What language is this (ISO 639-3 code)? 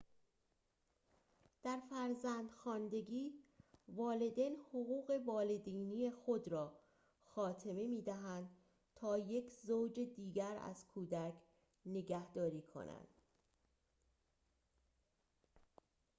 fas